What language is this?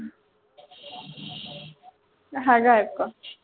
Punjabi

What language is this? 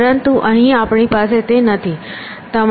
Gujarati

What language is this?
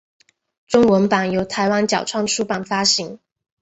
Chinese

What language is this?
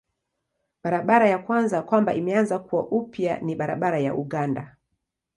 Swahili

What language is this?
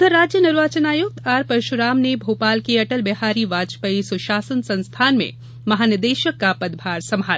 Hindi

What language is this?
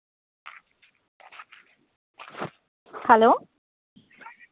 Santali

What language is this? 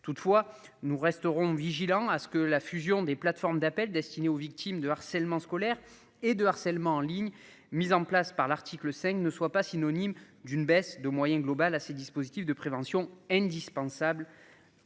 French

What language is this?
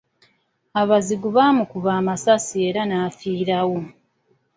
Ganda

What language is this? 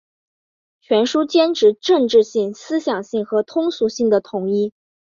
Chinese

